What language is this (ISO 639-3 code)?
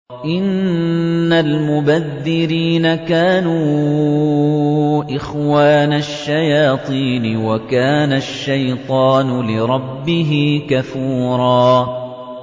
ara